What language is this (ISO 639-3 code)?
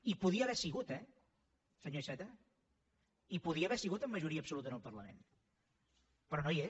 cat